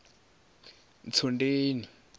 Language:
Venda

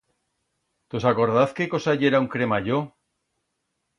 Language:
Aragonese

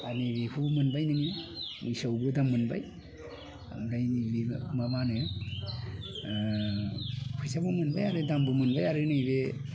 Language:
Bodo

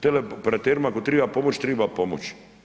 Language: Croatian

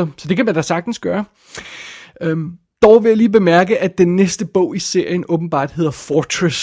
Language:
Danish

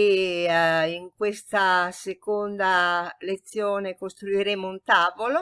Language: Italian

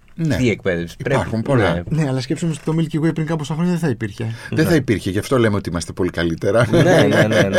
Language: Greek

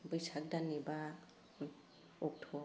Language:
Bodo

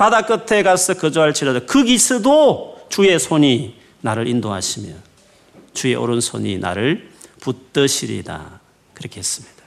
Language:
Korean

